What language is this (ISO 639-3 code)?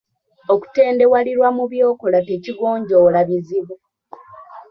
lug